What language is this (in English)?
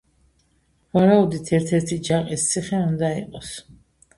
Georgian